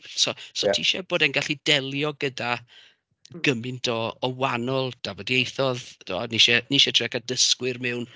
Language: Welsh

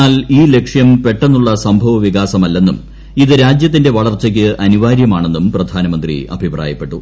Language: Malayalam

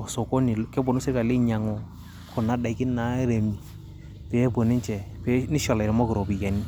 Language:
Masai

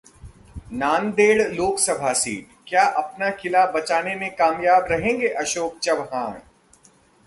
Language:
Hindi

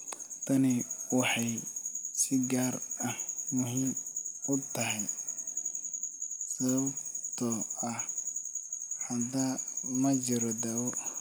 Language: Somali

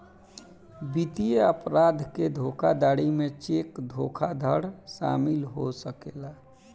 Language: Bhojpuri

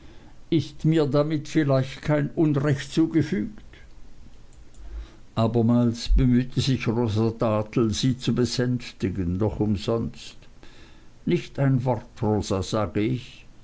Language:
German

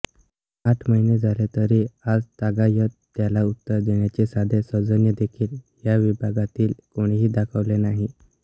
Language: Marathi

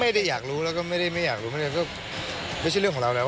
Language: Thai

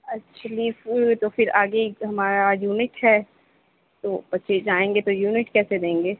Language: Urdu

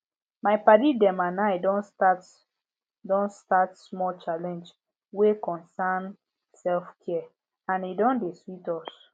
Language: Nigerian Pidgin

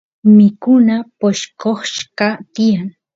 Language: Santiago del Estero Quichua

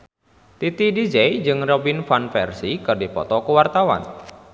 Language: Sundanese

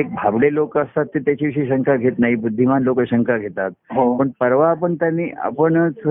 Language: Marathi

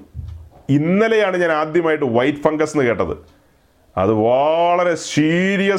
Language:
Malayalam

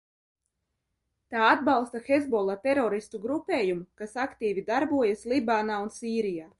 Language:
Latvian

